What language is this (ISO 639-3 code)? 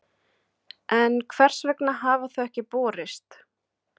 isl